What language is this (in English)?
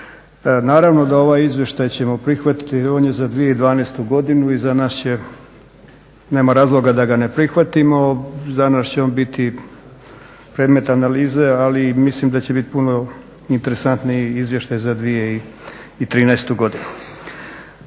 Croatian